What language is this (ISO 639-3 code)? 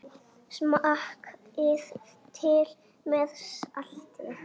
isl